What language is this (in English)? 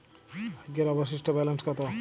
Bangla